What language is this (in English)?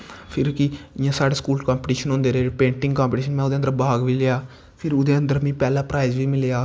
Dogri